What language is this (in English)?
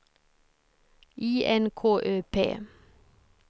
Swedish